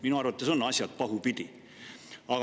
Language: Estonian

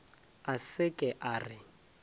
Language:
Northern Sotho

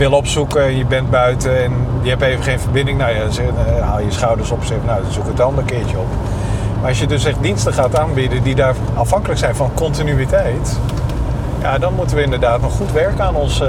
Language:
Dutch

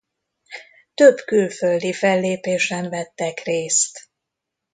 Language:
Hungarian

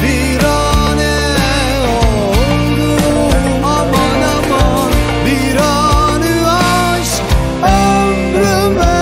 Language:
Turkish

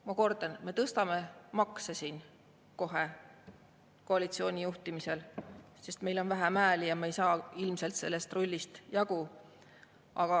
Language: Estonian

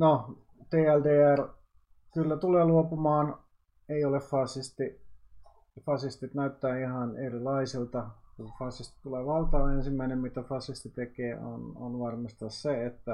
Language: Finnish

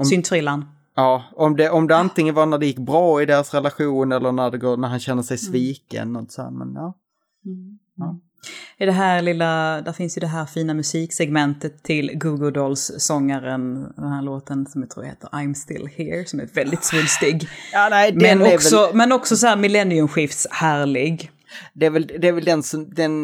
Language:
Swedish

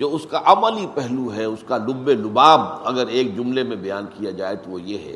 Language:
Urdu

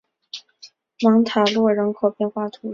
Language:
Chinese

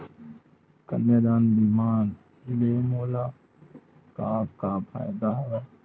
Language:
Chhattisgarhi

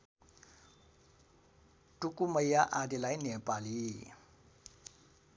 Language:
Nepali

